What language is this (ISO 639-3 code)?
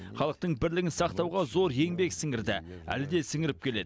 kaz